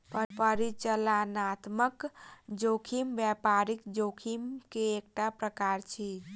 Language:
Maithili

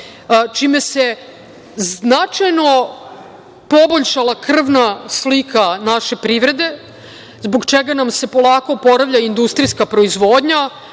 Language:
Serbian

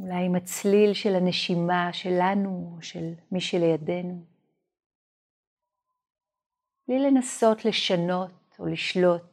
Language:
Hebrew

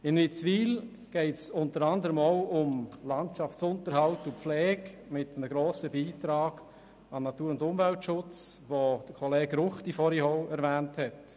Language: Swiss German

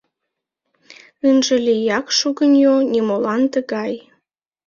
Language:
Mari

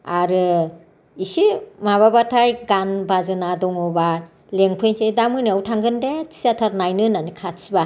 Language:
Bodo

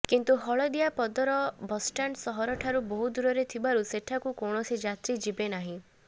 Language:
Odia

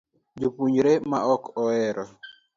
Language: Luo (Kenya and Tanzania)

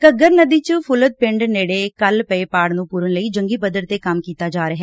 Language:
Punjabi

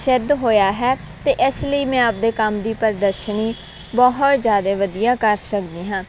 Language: Punjabi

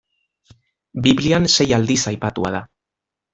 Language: Basque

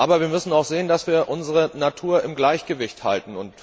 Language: German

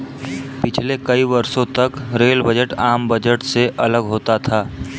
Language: Hindi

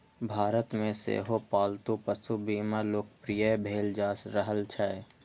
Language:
Maithili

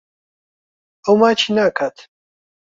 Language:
Central Kurdish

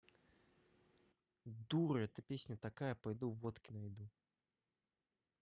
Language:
Russian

